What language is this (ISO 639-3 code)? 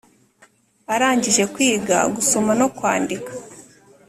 kin